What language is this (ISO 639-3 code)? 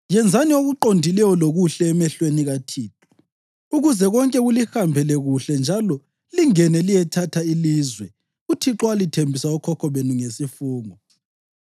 nde